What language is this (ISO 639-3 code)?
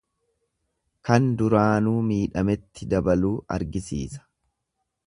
orm